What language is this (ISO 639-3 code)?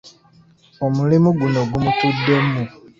lug